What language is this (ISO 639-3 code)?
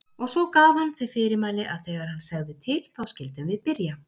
isl